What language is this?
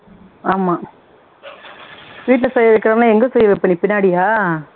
Tamil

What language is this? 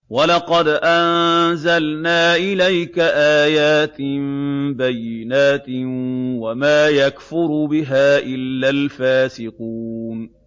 Arabic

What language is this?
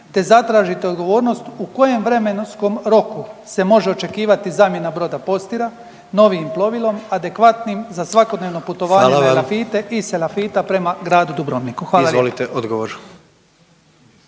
Croatian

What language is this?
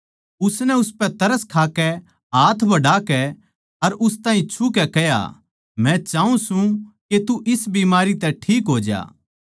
Haryanvi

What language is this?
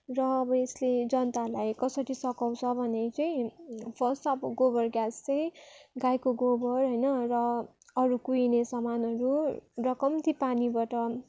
Nepali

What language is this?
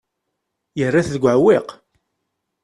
Kabyle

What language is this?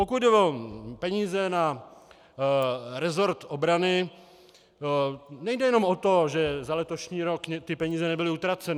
Czech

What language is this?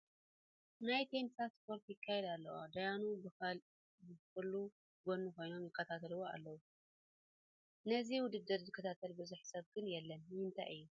Tigrinya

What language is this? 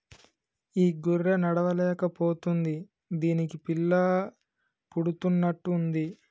Telugu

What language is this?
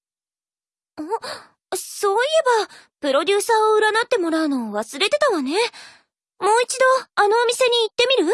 Japanese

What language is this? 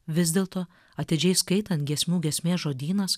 Lithuanian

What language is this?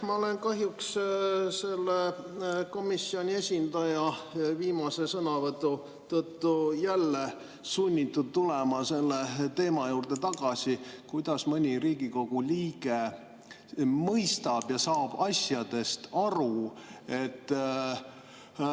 Estonian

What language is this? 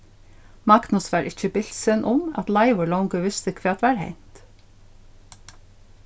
Faroese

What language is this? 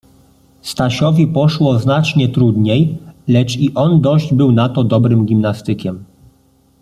Polish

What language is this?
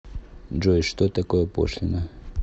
Russian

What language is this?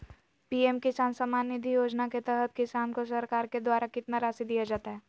Magahi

